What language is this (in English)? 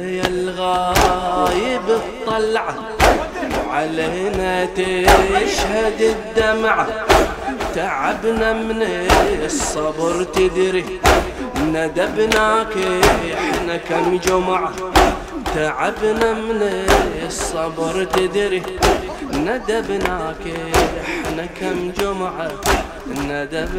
Arabic